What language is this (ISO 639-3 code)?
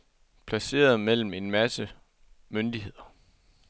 dan